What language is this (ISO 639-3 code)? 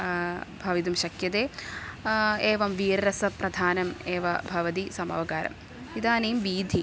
san